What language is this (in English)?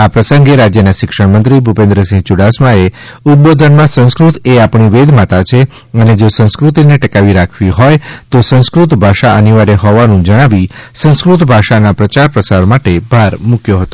Gujarati